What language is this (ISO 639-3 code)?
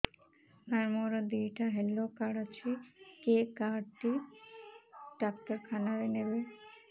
ori